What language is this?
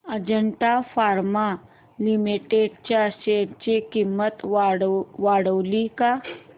Marathi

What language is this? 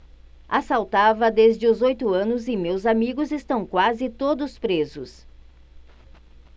Portuguese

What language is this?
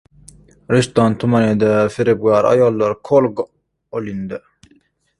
Uzbek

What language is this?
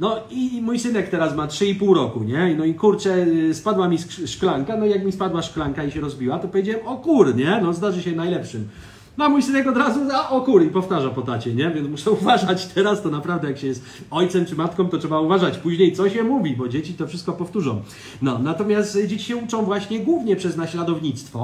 Polish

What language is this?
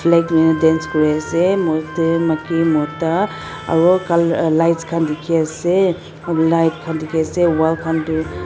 Naga Pidgin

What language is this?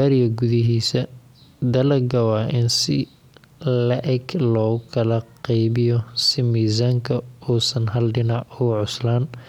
Somali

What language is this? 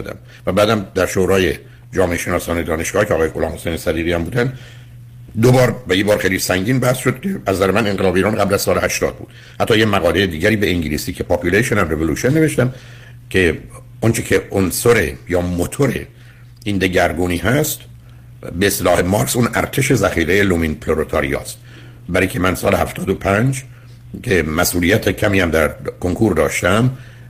Persian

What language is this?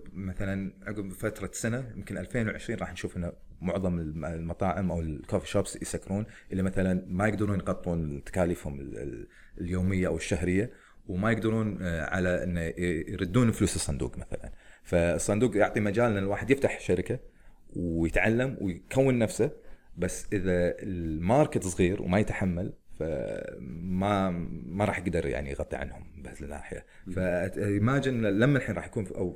Arabic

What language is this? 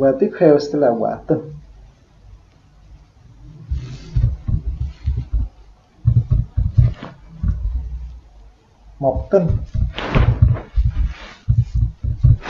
Vietnamese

